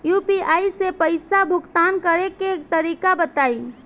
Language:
Bhojpuri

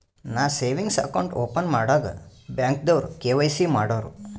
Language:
Kannada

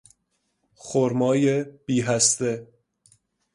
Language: Persian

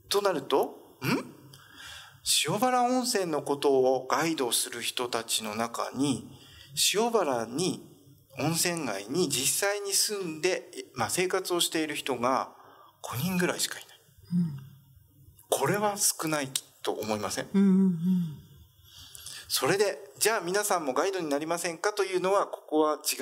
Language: Japanese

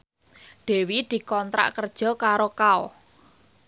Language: Javanese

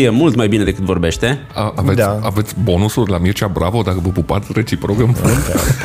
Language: Romanian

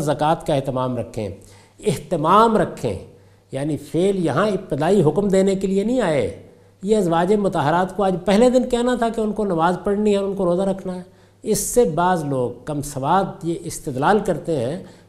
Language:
Urdu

